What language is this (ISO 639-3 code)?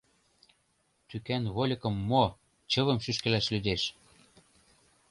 chm